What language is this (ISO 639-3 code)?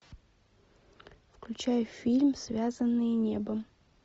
rus